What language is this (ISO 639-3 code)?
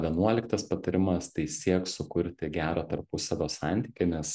lit